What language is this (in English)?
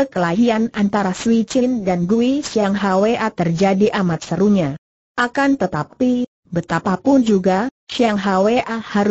Indonesian